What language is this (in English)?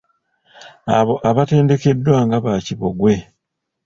Ganda